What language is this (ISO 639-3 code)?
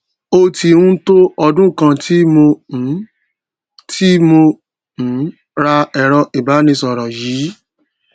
yor